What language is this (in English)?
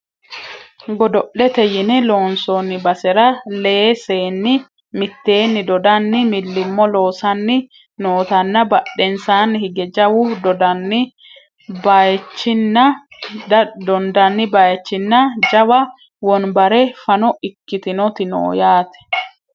Sidamo